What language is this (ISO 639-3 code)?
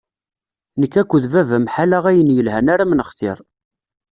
kab